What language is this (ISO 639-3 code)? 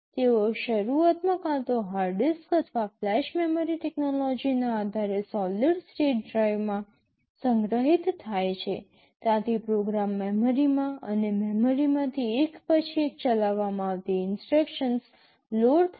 guj